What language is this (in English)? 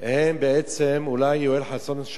Hebrew